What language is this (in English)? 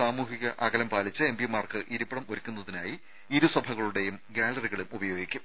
Malayalam